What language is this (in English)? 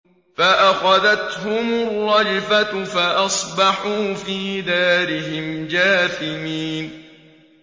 Arabic